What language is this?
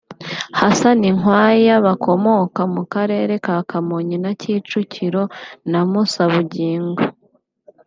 Kinyarwanda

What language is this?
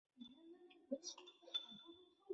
Chinese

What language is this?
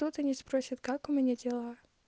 Russian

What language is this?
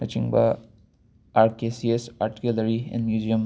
Manipuri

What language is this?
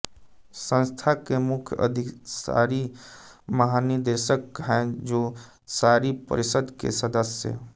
Hindi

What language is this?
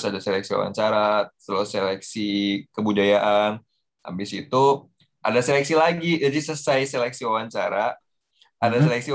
Indonesian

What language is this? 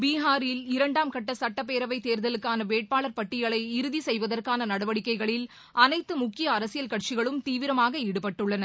Tamil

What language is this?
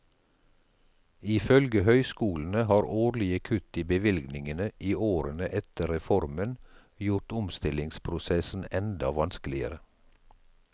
Norwegian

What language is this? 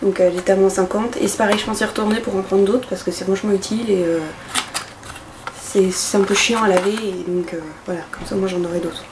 French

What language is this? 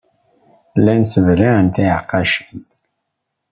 Kabyle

